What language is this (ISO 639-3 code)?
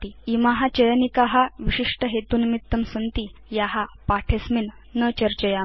san